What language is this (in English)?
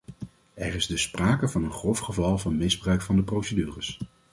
Dutch